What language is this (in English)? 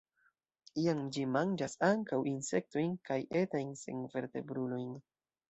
Esperanto